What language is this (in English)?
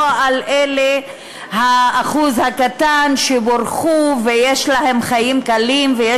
Hebrew